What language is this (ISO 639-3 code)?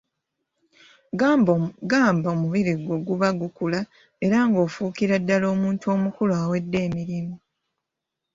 lug